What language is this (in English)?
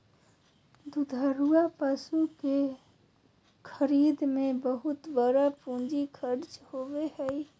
Magahi